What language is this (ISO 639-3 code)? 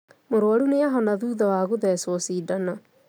kik